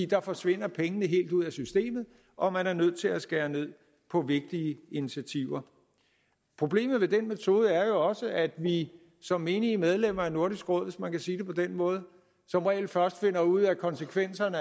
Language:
Danish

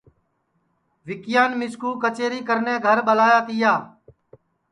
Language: Sansi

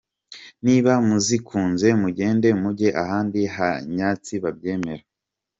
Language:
Kinyarwanda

